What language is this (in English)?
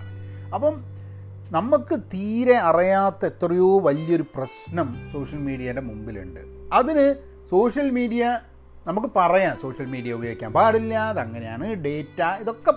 Malayalam